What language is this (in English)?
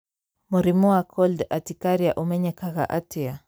Kikuyu